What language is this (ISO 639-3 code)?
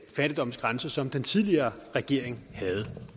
dan